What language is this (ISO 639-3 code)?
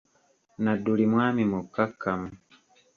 lug